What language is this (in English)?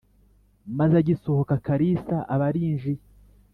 Kinyarwanda